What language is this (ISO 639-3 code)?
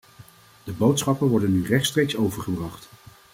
nld